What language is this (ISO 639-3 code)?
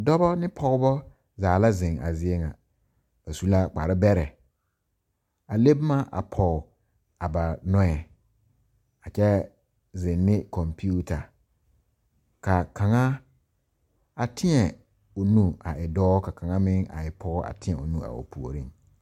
dga